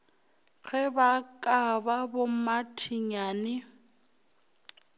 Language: Northern Sotho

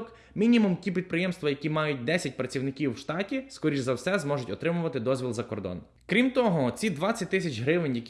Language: Ukrainian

